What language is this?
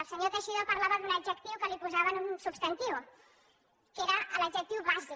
Catalan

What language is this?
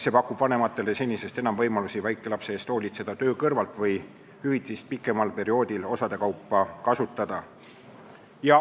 Estonian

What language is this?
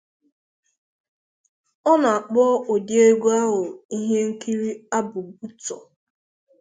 Igbo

